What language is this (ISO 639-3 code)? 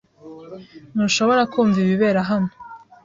kin